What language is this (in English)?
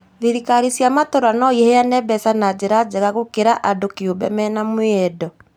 Kikuyu